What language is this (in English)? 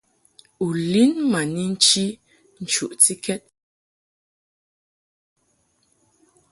Mungaka